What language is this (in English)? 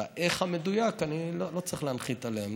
Hebrew